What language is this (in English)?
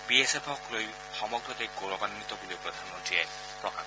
Assamese